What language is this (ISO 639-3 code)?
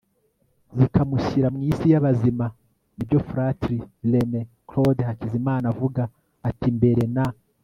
kin